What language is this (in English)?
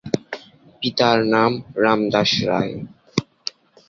Bangla